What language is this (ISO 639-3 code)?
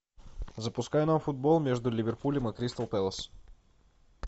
rus